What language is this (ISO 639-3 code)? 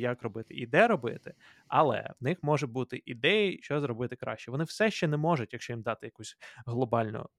ukr